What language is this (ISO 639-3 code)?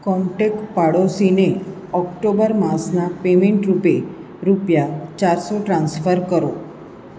guj